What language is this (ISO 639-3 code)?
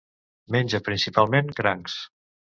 cat